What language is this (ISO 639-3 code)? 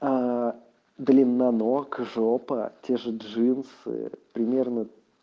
rus